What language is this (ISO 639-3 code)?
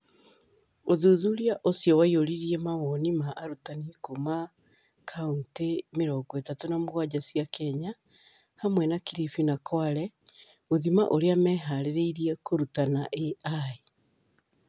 kik